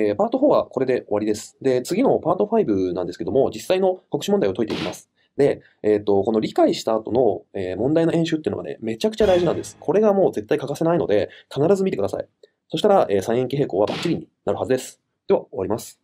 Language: Japanese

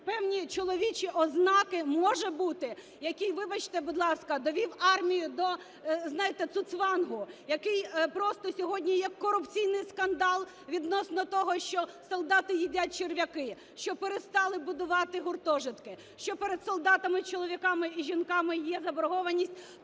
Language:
Ukrainian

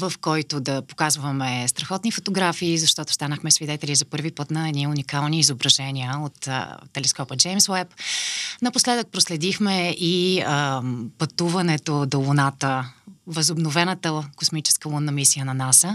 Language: Bulgarian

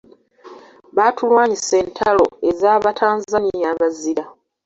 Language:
Ganda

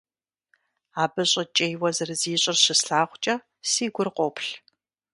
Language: Kabardian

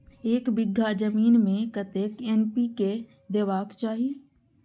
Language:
Maithili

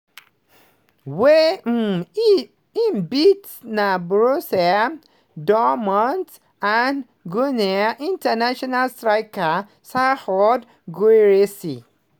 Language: Nigerian Pidgin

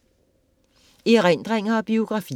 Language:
Danish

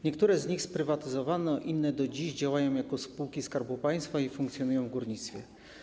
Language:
Polish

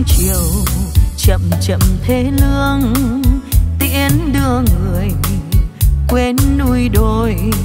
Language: Vietnamese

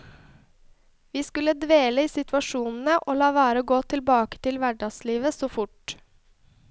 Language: Norwegian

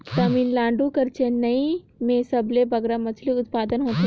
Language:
Chhattisgarhi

